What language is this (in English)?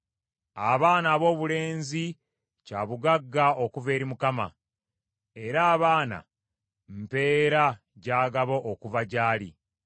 Ganda